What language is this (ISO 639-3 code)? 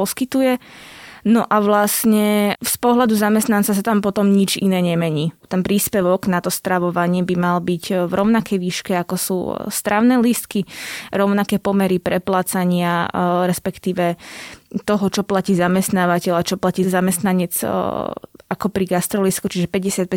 slk